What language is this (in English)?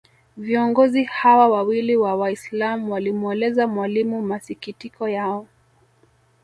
Swahili